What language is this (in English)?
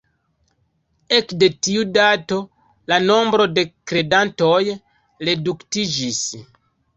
Esperanto